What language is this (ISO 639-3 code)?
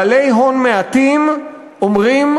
heb